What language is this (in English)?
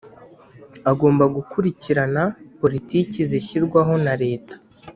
Kinyarwanda